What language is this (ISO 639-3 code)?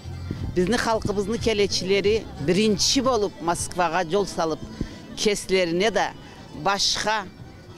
tur